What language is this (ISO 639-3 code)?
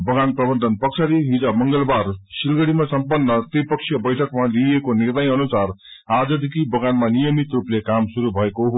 nep